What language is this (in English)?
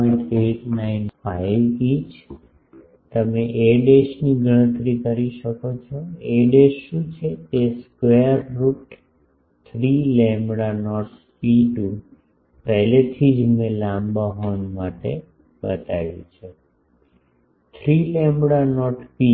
Gujarati